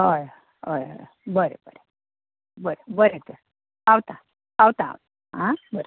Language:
Konkani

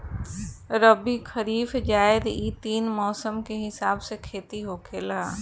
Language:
Bhojpuri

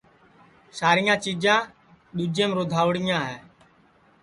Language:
Sansi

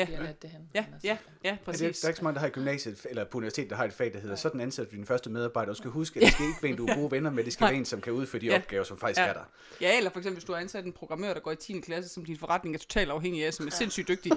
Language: Danish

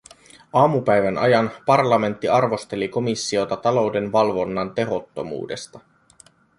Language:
Finnish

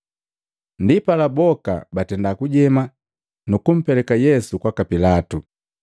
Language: Matengo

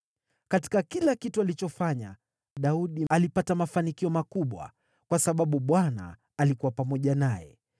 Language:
Swahili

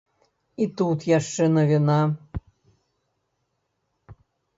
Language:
Belarusian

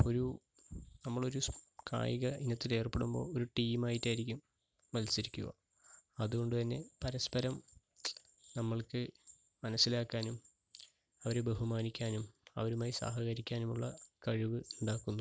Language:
Malayalam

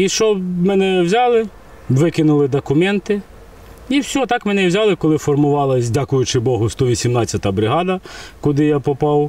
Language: Ukrainian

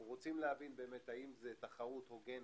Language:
Hebrew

